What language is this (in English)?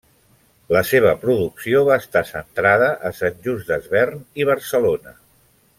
Catalan